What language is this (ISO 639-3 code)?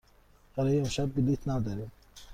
fas